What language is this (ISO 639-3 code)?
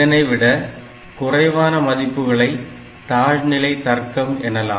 tam